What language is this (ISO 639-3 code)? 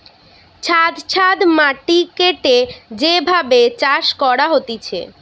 ben